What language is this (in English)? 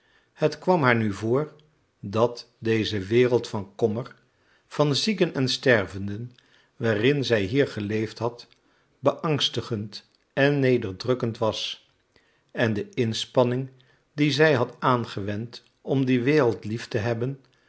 Dutch